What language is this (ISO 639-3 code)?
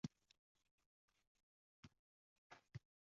uzb